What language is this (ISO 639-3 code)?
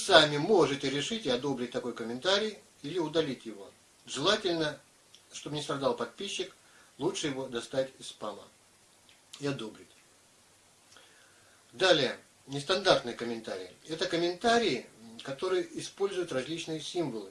rus